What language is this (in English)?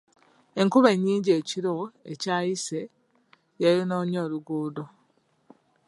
Ganda